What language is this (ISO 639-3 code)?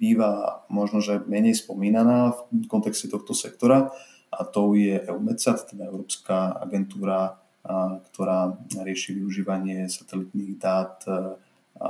slk